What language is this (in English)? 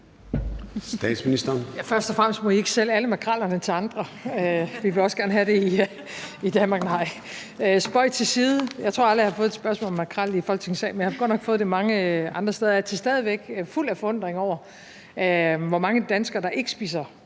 Danish